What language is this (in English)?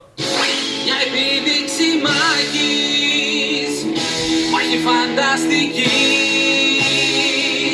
Greek